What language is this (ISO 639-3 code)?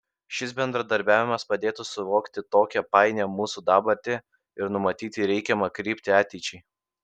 lit